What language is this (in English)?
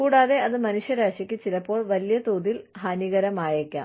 Malayalam